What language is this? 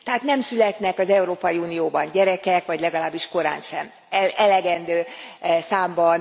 Hungarian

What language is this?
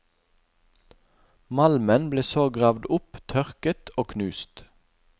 Norwegian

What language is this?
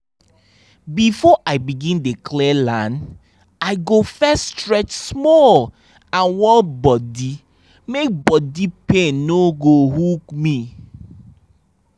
Nigerian Pidgin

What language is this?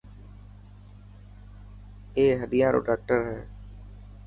Dhatki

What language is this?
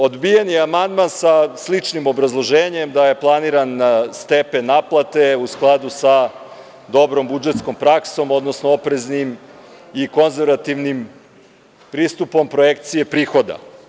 Serbian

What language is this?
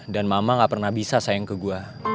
Indonesian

